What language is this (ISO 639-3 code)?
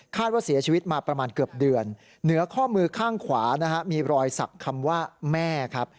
tha